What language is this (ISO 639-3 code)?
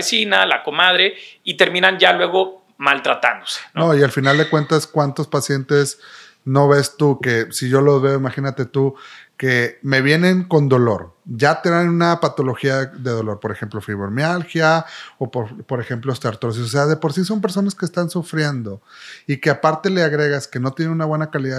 spa